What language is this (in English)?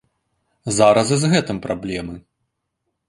Belarusian